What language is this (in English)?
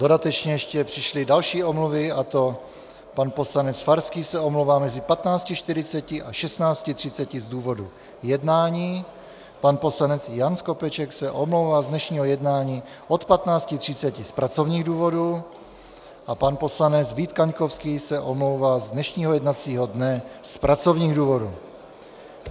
Czech